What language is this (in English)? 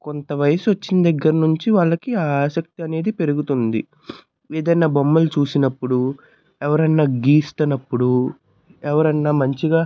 Telugu